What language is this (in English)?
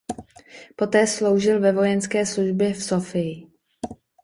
Czech